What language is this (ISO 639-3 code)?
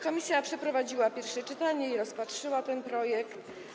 pol